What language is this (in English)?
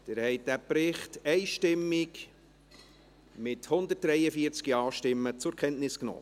Swiss German